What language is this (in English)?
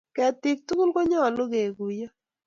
Kalenjin